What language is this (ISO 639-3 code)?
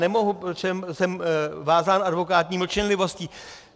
ces